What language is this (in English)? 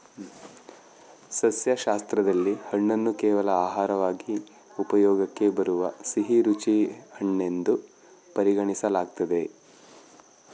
Kannada